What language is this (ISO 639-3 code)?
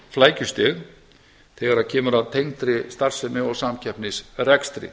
isl